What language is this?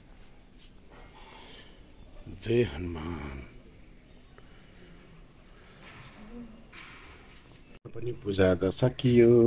Indonesian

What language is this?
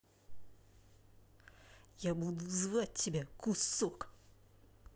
Russian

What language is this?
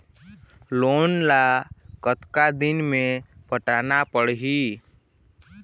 Chhattisgarhi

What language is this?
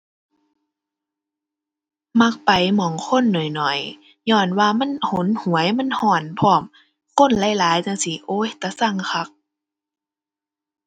Thai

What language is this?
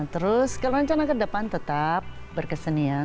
Indonesian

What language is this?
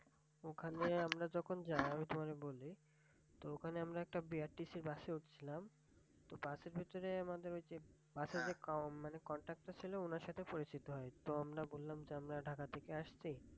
Bangla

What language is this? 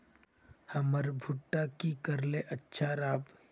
Magahi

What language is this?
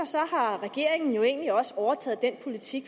Danish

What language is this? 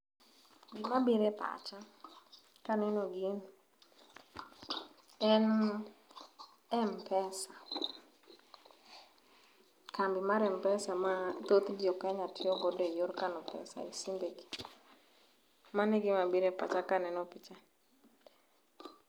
Luo (Kenya and Tanzania)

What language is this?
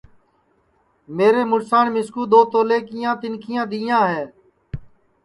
Sansi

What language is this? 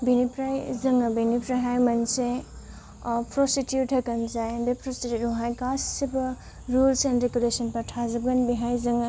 Bodo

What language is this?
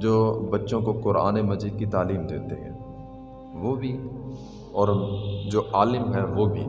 Urdu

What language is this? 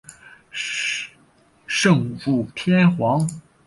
Chinese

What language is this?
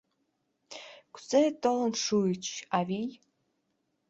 Mari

